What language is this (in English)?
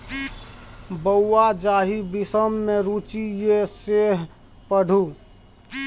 Maithili